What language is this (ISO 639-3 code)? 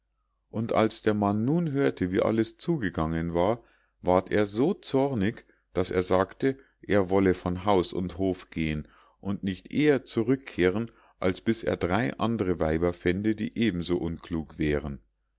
deu